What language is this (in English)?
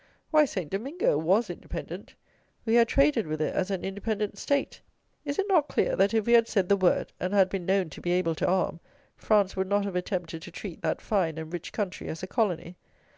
English